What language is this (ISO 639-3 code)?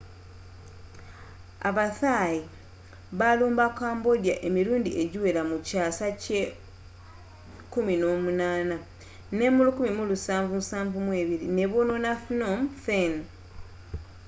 lug